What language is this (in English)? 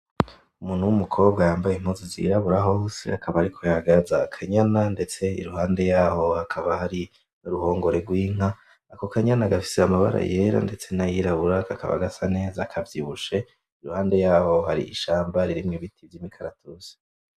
Rundi